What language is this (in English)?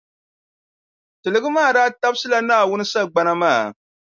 Dagbani